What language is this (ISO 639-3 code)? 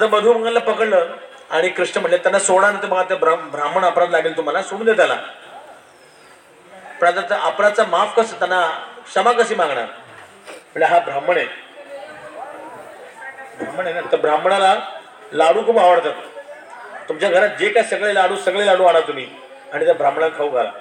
mar